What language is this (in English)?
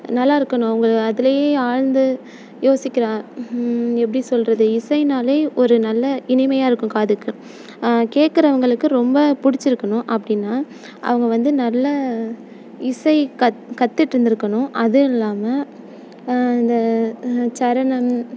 Tamil